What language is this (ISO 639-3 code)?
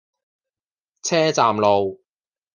yue